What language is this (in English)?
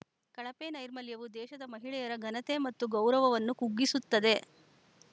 Kannada